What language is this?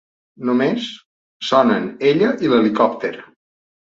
Catalan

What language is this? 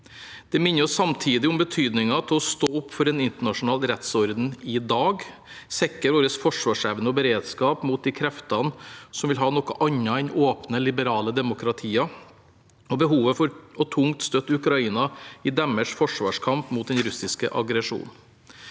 Norwegian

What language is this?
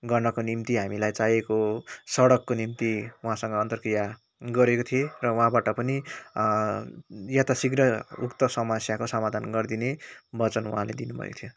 Nepali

